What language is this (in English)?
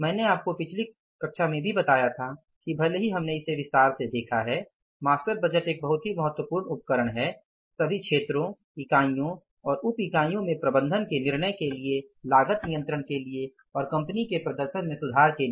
Hindi